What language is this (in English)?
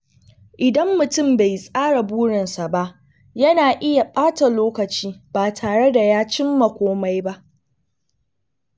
Hausa